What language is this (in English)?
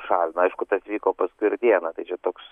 Lithuanian